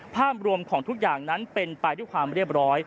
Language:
Thai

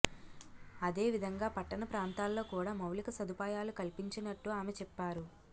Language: Telugu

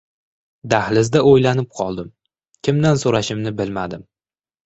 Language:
Uzbek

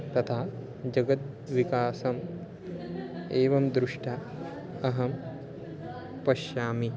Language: Sanskrit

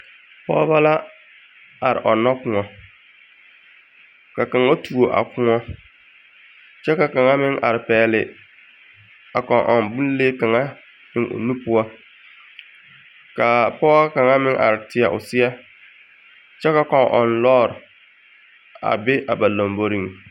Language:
Southern Dagaare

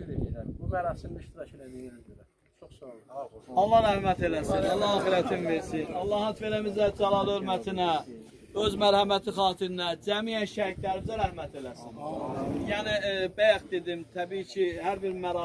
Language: Turkish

